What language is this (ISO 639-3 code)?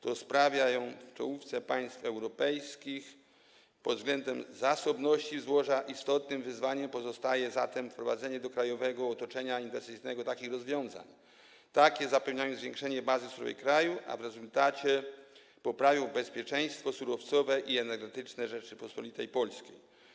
pol